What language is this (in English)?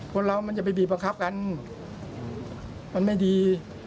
Thai